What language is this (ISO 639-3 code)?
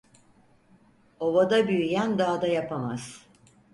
tur